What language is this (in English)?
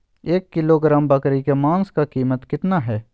Magahi